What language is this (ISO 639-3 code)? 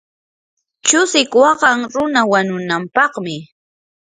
qur